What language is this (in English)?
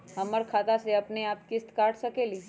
Magahi